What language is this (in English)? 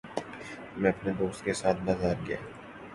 Urdu